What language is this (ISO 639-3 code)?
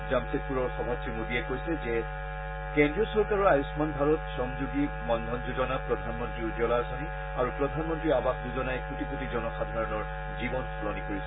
asm